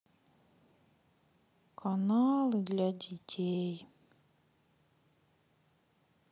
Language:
Russian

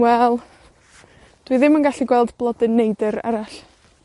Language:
Welsh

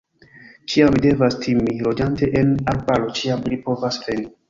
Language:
Esperanto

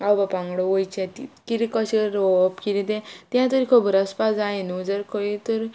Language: Konkani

